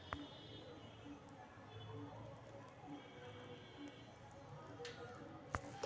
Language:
Magahi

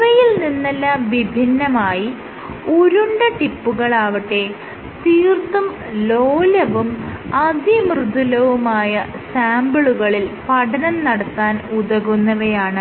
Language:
Malayalam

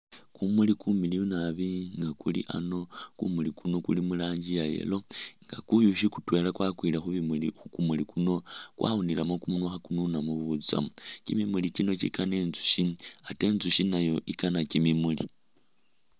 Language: Masaaba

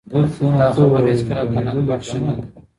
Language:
Pashto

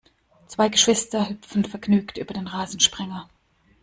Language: German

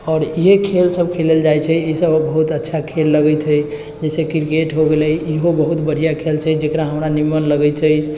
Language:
Maithili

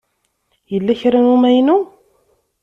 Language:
Kabyle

